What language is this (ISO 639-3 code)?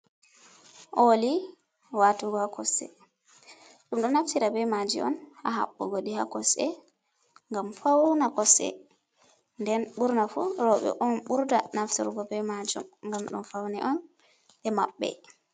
ful